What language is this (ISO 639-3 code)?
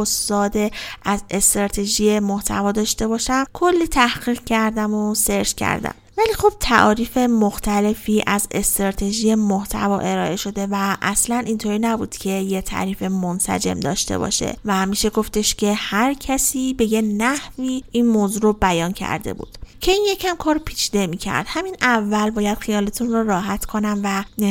fas